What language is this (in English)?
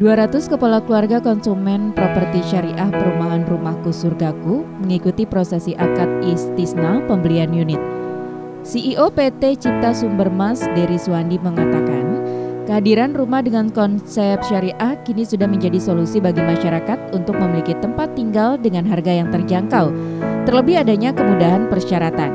Indonesian